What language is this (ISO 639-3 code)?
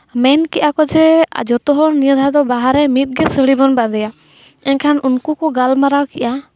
sat